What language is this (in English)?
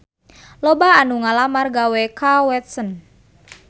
Sundanese